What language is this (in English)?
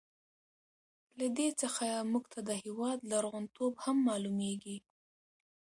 Pashto